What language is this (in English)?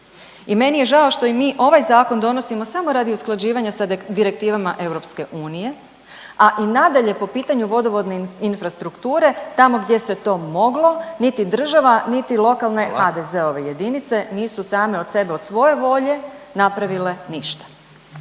Croatian